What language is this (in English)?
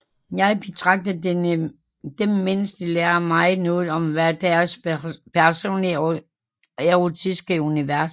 Danish